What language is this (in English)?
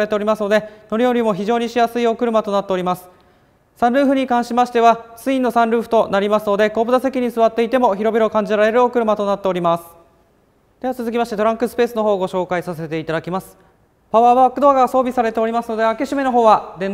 Japanese